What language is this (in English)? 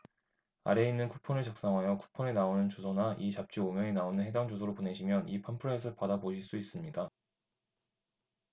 Korean